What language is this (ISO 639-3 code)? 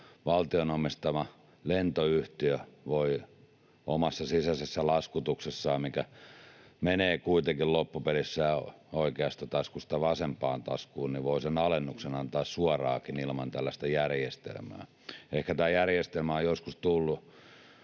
fin